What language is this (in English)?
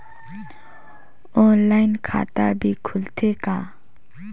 Chhattisgarhi